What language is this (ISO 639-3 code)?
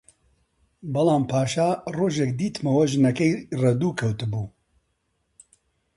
ckb